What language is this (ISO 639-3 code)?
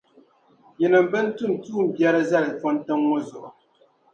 dag